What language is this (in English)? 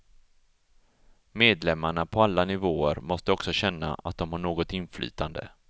Swedish